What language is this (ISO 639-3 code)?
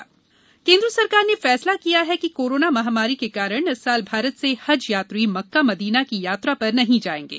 hin